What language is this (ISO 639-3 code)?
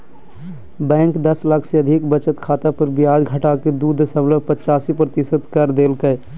mag